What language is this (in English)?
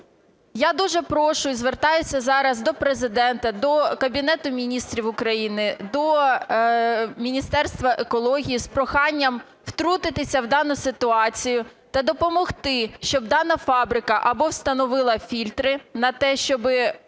Ukrainian